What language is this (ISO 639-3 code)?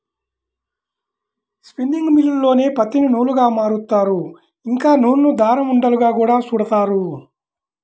tel